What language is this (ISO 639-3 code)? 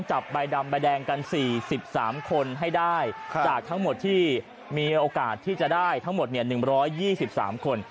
tha